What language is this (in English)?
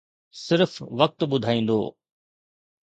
Sindhi